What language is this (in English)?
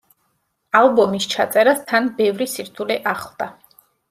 Georgian